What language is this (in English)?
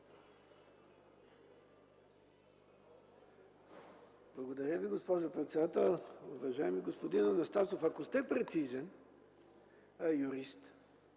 Bulgarian